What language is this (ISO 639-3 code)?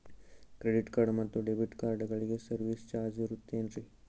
kan